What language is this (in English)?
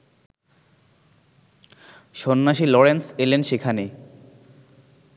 Bangla